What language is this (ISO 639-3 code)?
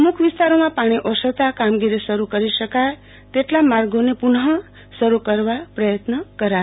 guj